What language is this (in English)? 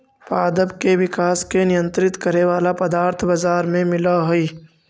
Magahi